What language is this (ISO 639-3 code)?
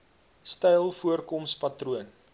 afr